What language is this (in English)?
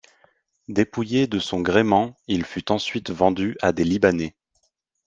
French